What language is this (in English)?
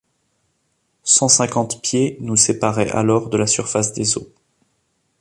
French